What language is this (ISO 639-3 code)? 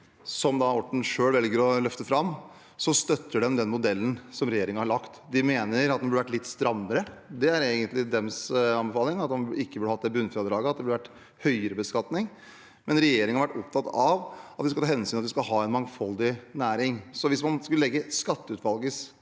nor